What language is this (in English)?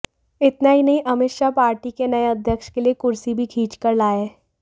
Hindi